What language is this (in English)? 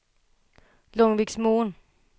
Swedish